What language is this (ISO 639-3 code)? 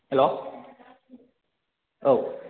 brx